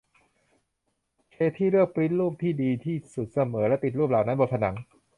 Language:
Thai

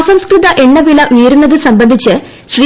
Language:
Malayalam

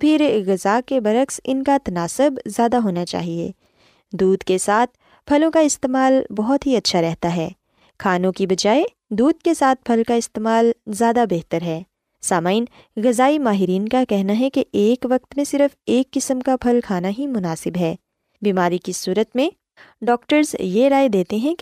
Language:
Urdu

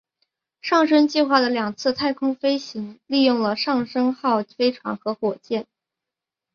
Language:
Chinese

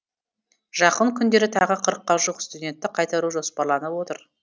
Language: Kazakh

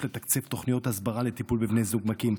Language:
Hebrew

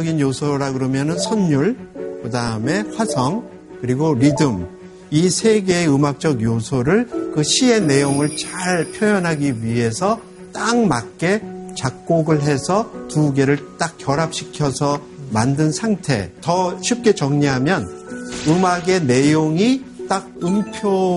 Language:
Korean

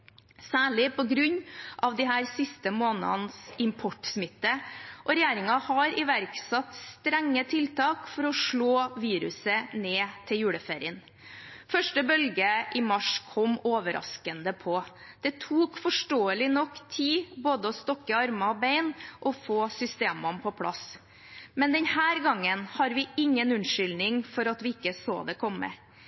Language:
Norwegian Bokmål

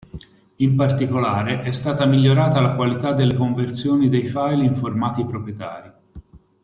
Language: Italian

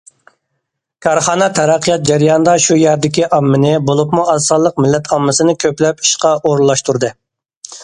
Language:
Uyghur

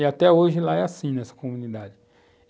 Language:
Portuguese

